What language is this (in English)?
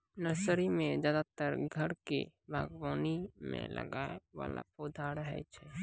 Maithili